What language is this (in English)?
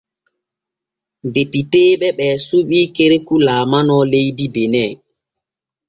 Borgu Fulfulde